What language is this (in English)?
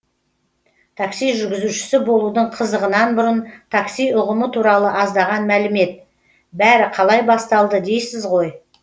Kazakh